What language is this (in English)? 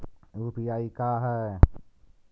Magahi